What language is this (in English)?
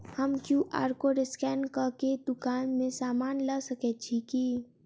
Maithili